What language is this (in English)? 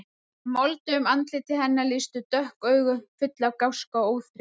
Icelandic